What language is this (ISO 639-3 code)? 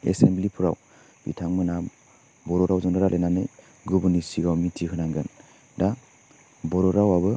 brx